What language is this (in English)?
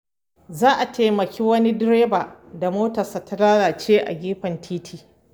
Hausa